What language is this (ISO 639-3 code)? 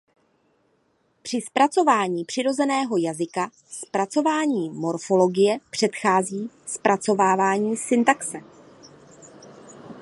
ces